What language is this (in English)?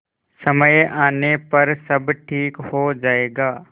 Hindi